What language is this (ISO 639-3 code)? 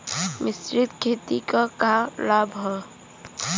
bho